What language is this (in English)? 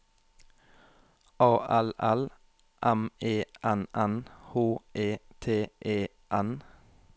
Norwegian